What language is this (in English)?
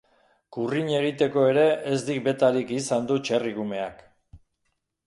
Basque